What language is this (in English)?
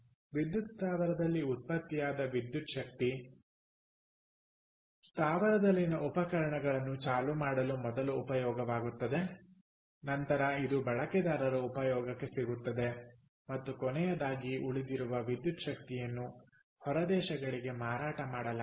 Kannada